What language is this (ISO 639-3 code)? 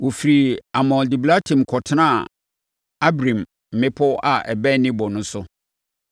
aka